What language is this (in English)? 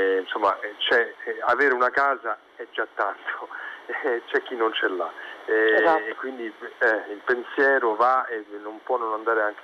Italian